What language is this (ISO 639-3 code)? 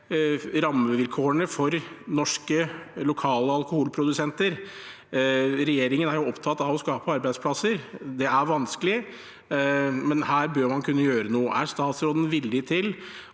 nor